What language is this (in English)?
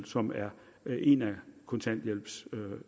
Danish